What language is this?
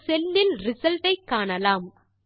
Tamil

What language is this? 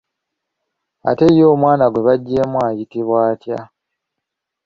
Ganda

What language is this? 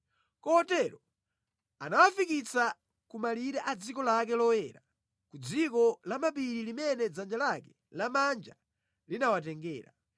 Nyanja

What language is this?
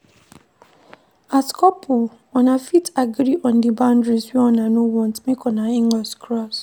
Nigerian Pidgin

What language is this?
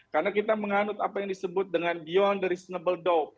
Indonesian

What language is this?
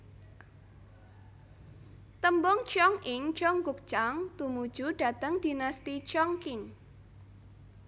Javanese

